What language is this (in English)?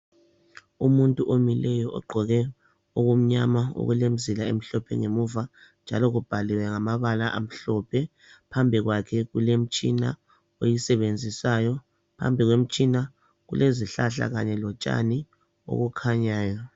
North Ndebele